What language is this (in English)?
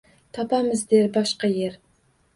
Uzbek